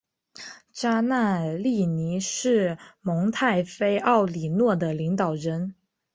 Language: Chinese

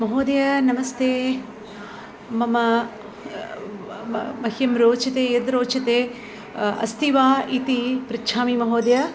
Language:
Sanskrit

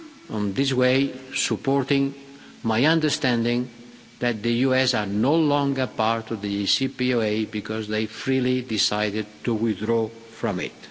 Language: English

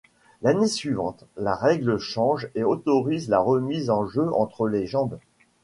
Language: French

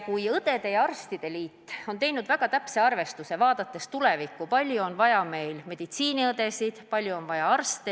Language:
Estonian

